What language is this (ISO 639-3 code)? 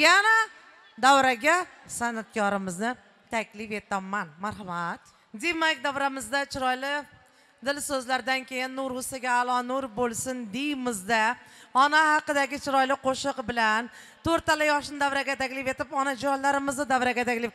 tur